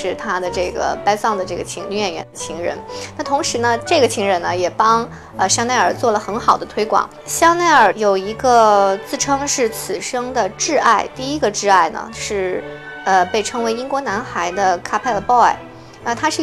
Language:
Chinese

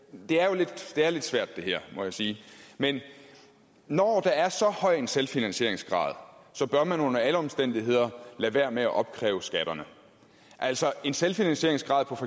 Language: Danish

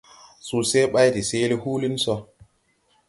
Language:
Tupuri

